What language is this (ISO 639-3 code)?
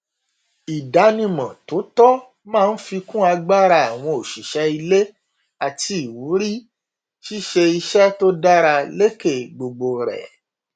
yor